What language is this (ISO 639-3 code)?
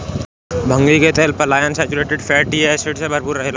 bho